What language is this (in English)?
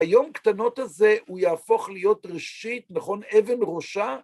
Hebrew